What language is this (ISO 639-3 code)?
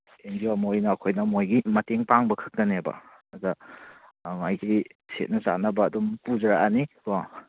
mni